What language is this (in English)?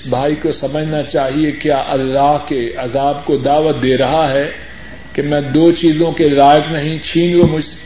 Urdu